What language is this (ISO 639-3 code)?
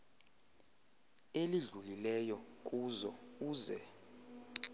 xho